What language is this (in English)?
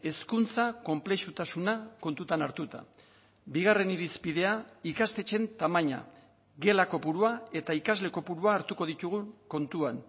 Basque